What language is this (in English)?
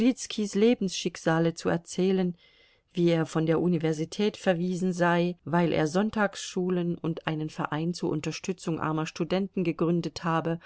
German